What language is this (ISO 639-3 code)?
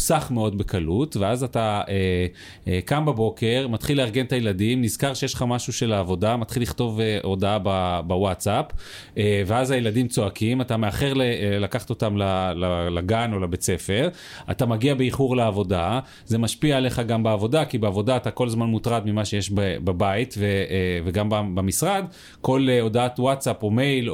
heb